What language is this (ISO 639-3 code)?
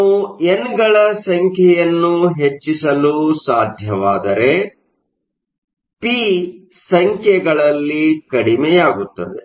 kan